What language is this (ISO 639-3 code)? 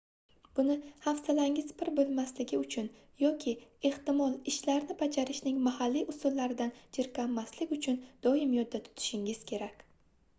uzb